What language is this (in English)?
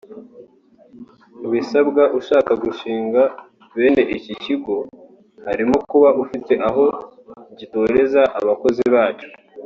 Kinyarwanda